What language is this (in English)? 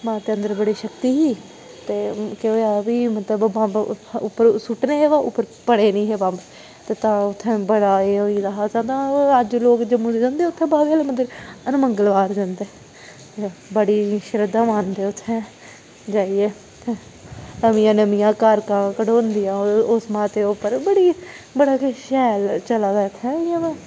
Dogri